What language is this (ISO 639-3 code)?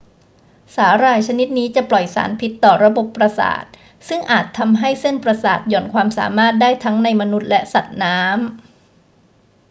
tha